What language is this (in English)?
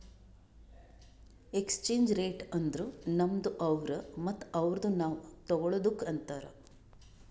Kannada